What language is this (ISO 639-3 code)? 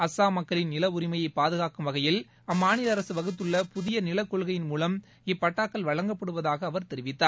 tam